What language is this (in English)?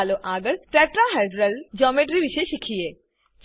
Gujarati